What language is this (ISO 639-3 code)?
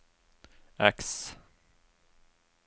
nor